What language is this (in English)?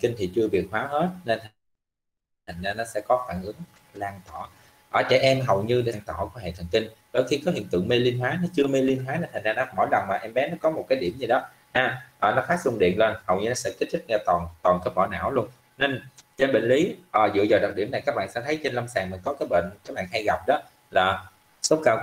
Vietnamese